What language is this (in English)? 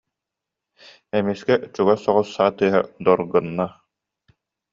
Yakut